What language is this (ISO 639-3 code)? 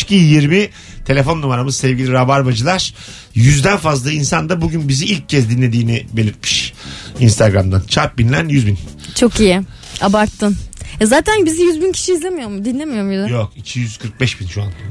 tur